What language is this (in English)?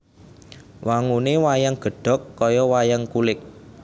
Javanese